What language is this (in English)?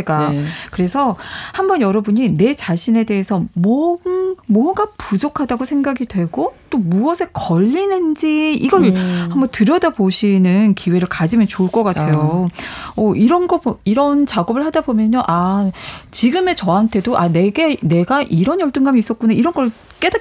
Korean